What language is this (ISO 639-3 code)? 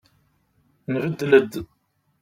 kab